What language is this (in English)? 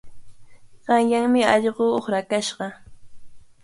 Cajatambo North Lima Quechua